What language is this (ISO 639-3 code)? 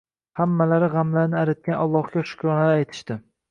uzb